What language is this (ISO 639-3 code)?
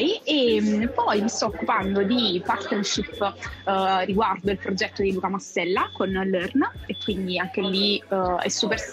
ita